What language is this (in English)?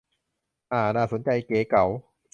Thai